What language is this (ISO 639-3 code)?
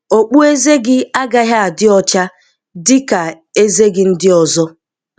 ibo